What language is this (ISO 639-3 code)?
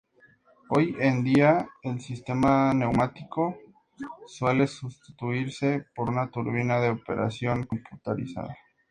spa